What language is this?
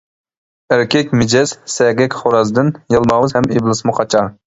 Uyghur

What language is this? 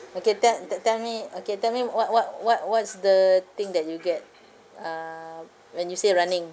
English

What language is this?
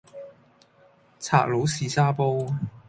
Cantonese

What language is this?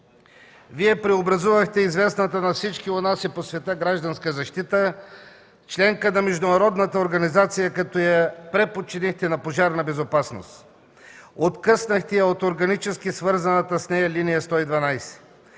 Bulgarian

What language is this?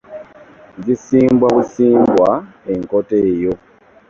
Ganda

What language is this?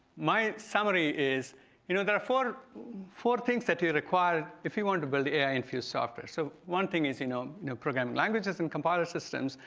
English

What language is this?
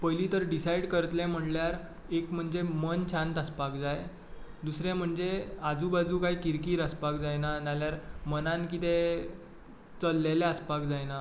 Konkani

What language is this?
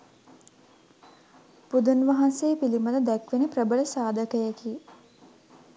Sinhala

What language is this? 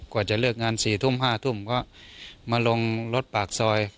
Thai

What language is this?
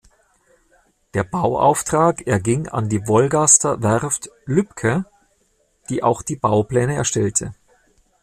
German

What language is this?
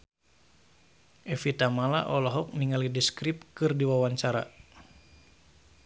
Sundanese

